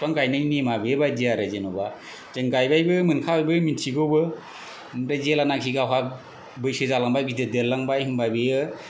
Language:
Bodo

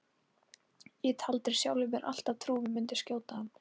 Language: Icelandic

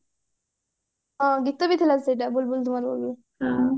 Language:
Odia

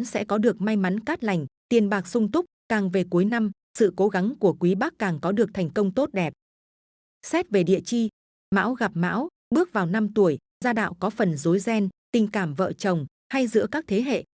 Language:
Vietnamese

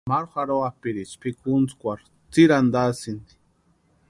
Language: Western Highland Purepecha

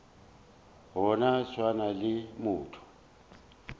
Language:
Northern Sotho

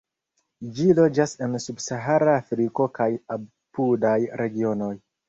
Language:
Esperanto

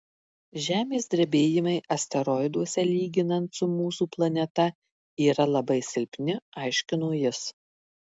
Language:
Lithuanian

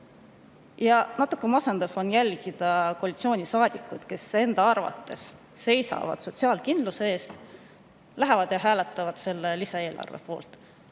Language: Estonian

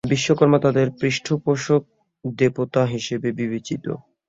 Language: Bangla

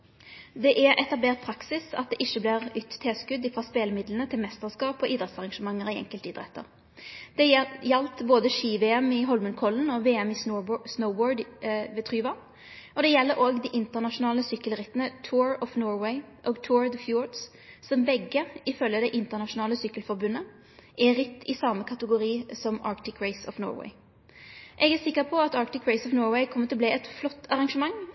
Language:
Norwegian Nynorsk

